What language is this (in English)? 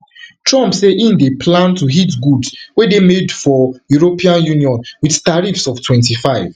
Nigerian Pidgin